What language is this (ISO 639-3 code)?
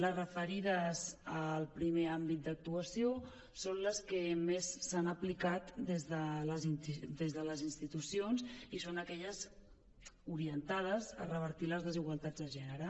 cat